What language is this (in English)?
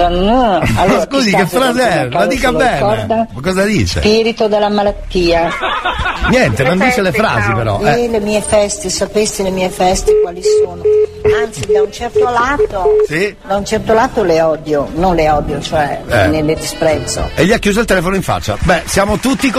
Italian